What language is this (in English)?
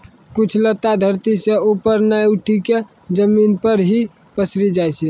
Maithili